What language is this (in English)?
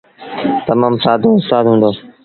Sindhi Bhil